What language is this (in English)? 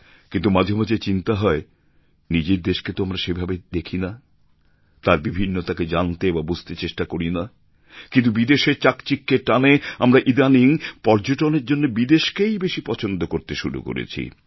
Bangla